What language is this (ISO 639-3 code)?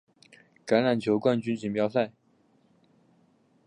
zho